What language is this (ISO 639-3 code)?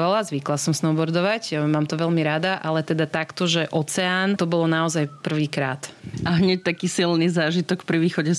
slk